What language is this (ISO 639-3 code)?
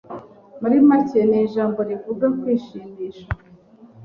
kin